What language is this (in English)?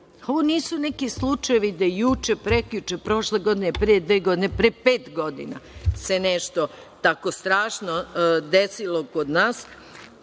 Serbian